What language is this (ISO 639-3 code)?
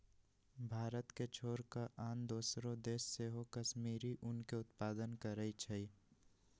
mag